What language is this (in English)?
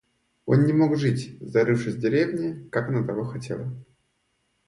Russian